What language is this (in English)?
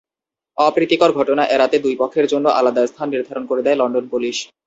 Bangla